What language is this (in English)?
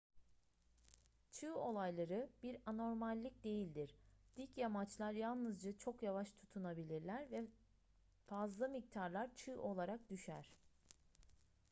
Turkish